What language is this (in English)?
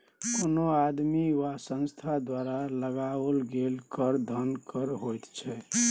Maithili